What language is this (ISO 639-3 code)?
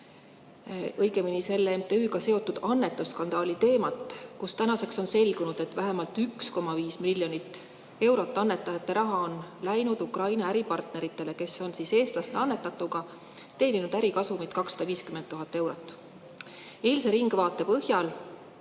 est